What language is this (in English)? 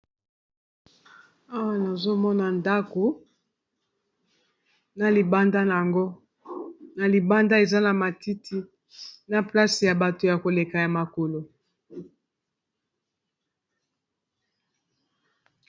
Lingala